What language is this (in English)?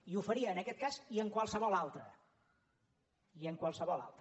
Catalan